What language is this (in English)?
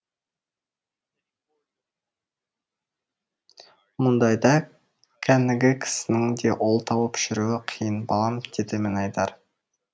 Kazakh